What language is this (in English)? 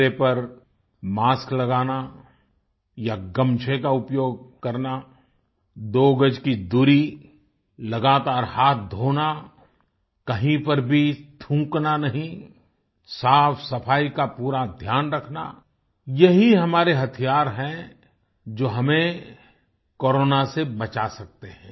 Hindi